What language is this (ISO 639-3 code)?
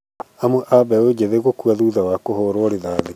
kik